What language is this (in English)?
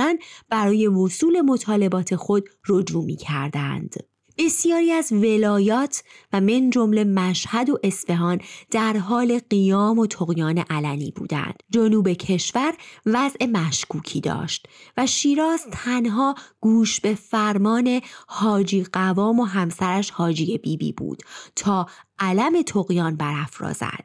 Persian